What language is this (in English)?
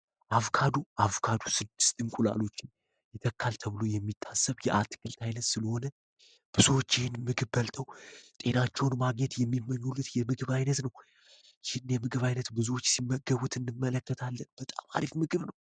Amharic